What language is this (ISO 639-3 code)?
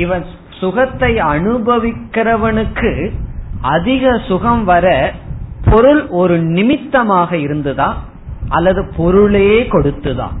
tam